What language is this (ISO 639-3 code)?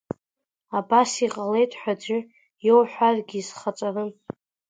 abk